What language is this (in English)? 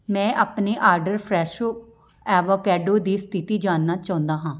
Punjabi